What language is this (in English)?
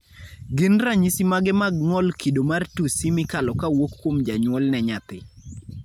Luo (Kenya and Tanzania)